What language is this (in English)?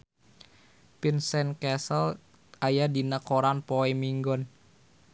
Sundanese